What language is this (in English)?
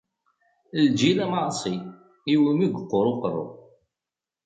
Kabyle